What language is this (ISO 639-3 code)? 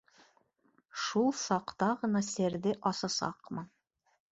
bak